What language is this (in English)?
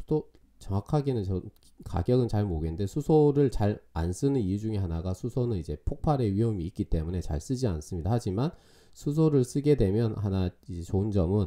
Korean